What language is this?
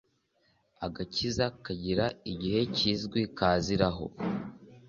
Kinyarwanda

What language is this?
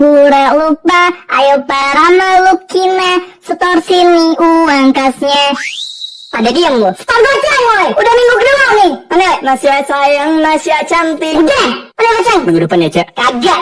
Indonesian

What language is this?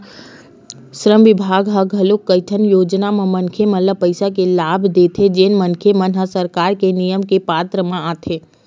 Chhattisgarhi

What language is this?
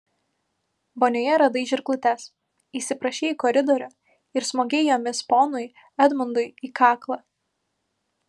Lithuanian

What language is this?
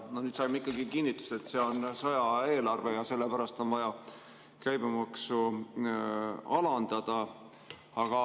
Estonian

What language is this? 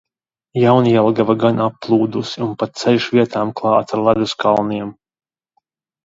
Latvian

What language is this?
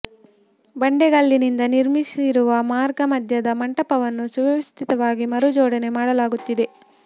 Kannada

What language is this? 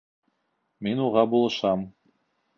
Bashkir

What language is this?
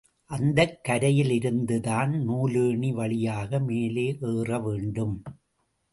Tamil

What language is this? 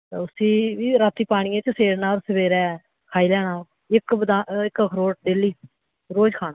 Dogri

